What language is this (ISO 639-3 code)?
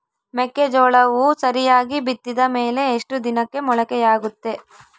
kan